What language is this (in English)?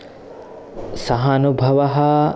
Sanskrit